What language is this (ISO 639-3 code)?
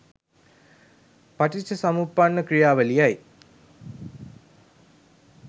sin